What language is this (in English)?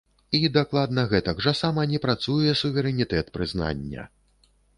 Belarusian